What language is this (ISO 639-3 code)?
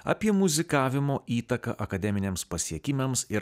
lit